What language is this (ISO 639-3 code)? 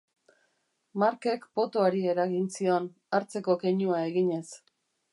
eus